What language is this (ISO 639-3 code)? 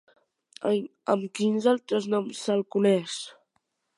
cat